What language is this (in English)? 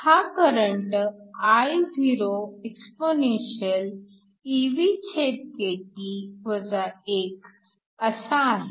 Marathi